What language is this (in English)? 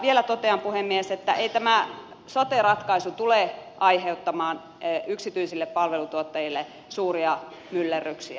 Finnish